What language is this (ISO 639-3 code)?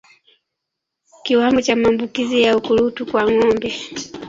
swa